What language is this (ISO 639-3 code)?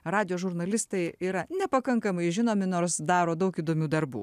lit